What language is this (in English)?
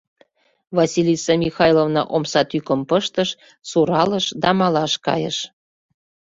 Mari